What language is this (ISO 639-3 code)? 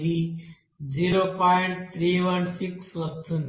tel